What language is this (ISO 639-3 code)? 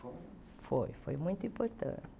por